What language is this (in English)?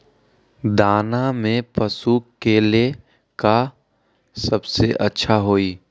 Magahi